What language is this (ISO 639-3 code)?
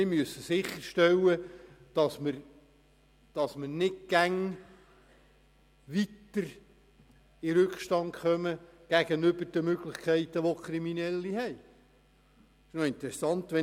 gsw